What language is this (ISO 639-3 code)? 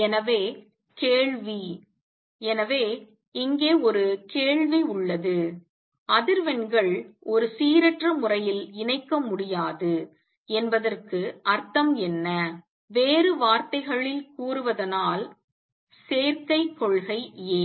tam